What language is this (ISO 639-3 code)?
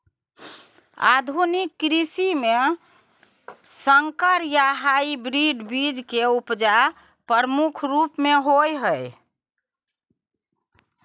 mai